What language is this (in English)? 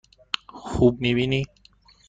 Persian